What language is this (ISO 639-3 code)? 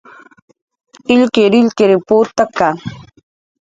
jqr